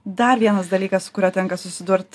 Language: Lithuanian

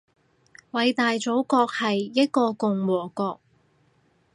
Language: Cantonese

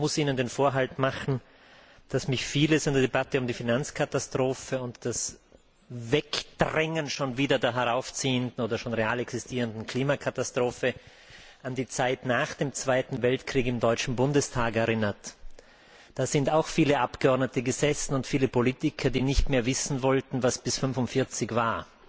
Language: German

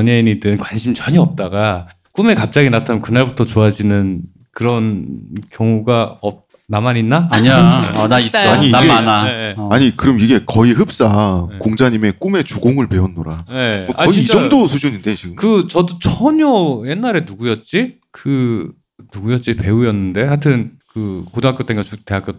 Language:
Korean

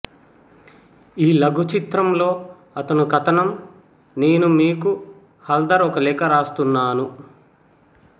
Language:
Telugu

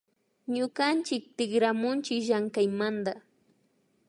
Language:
Imbabura Highland Quichua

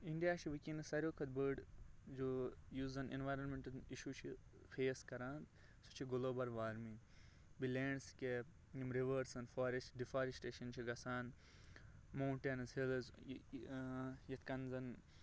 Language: Kashmiri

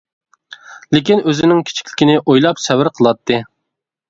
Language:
Uyghur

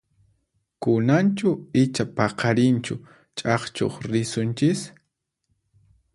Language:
Puno Quechua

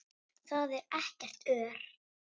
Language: Icelandic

